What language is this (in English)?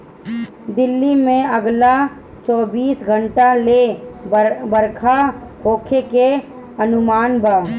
Bhojpuri